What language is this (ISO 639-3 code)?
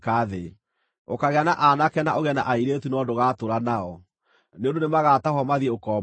kik